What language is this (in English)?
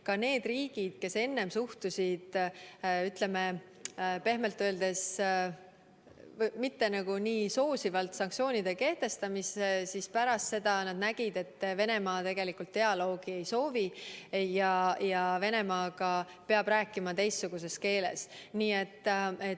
Estonian